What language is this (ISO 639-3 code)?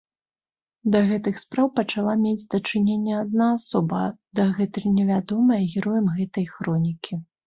bel